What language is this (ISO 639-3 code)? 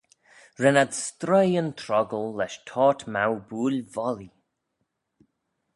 glv